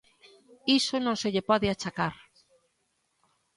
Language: Galician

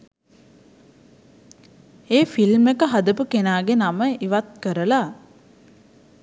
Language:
Sinhala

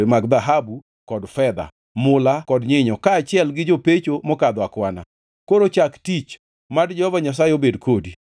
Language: Luo (Kenya and Tanzania)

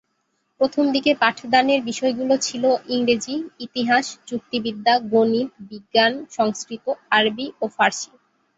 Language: Bangla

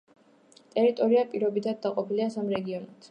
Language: Georgian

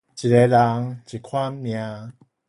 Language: Min Nan Chinese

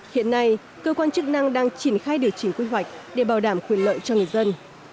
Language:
Vietnamese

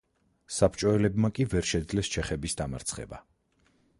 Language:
Georgian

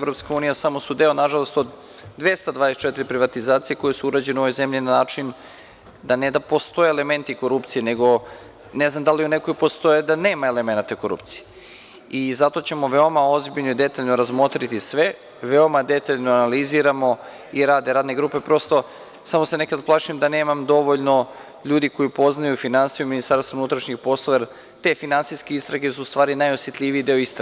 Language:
Serbian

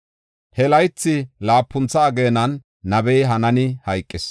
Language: Gofa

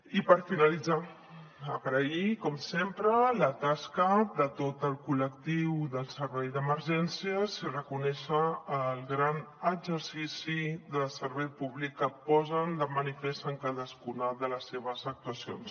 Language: Catalan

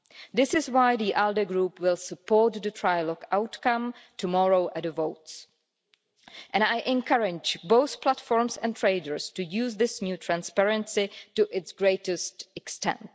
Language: English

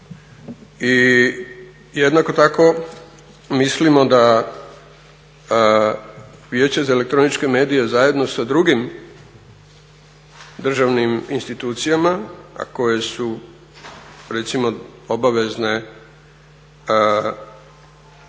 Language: Croatian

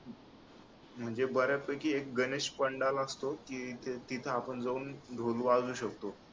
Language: Marathi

